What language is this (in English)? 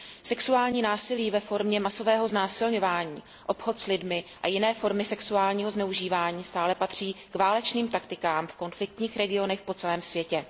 Czech